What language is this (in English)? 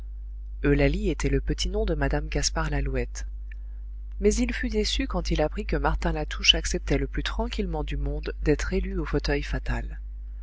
French